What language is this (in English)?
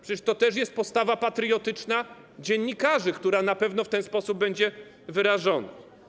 Polish